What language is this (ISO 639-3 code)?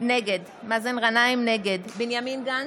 heb